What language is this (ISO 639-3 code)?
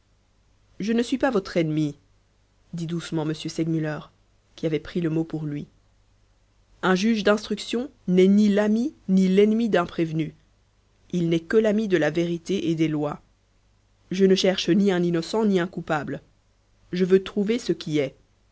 fra